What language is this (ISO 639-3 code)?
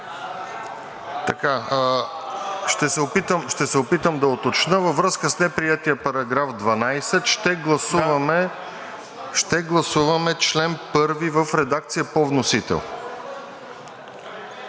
bul